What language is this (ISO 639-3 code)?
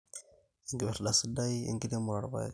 mas